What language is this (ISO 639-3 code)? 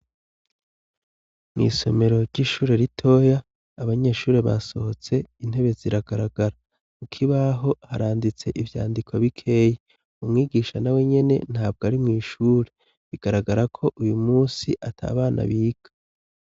run